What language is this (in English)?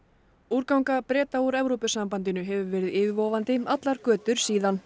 Icelandic